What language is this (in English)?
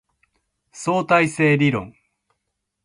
Japanese